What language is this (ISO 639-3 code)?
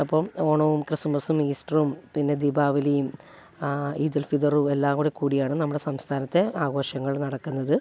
mal